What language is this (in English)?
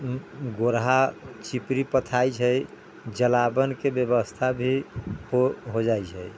Maithili